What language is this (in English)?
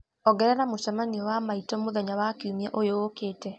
Kikuyu